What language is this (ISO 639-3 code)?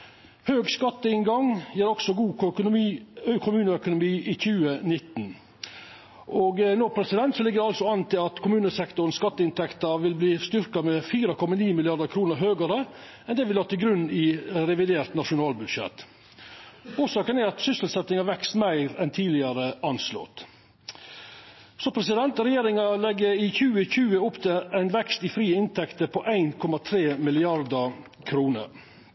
nno